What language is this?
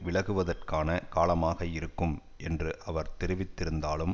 Tamil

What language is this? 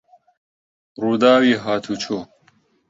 Central Kurdish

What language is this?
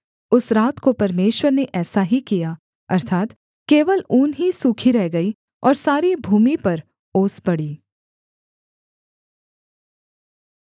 Hindi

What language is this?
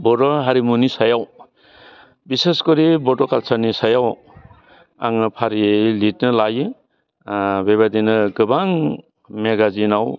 Bodo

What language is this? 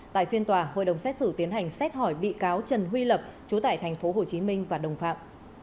Vietnamese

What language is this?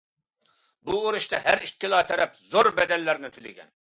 Uyghur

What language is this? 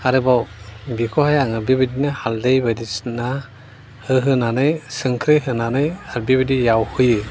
Bodo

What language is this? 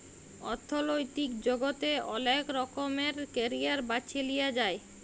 Bangla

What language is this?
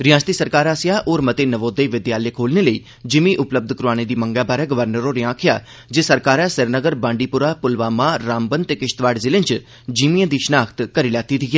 Dogri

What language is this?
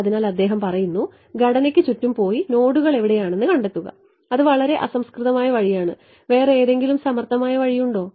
Malayalam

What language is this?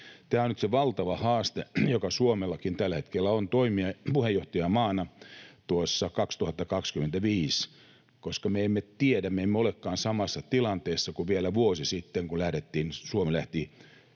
Finnish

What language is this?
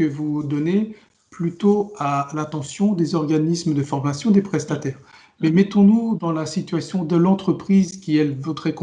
French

